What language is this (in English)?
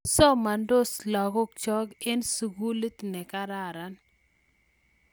Kalenjin